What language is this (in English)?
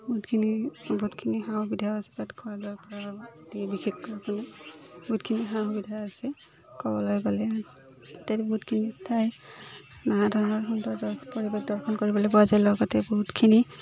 Assamese